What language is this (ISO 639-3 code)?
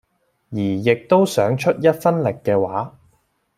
yue